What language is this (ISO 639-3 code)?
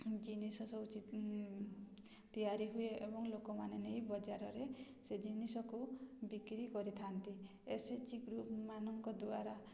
ori